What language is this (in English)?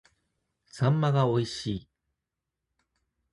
Japanese